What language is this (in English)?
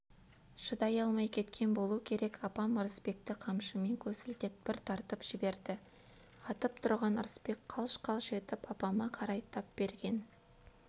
Kazakh